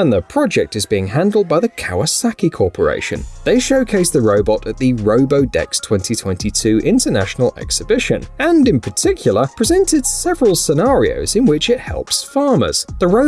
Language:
English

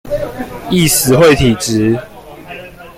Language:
Chinese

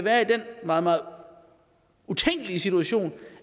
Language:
Danish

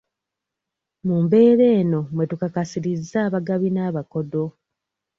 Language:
Ganda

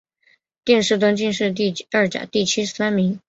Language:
Chinese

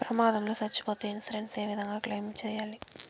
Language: Telugu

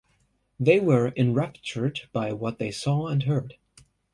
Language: English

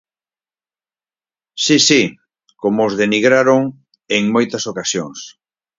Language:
Galician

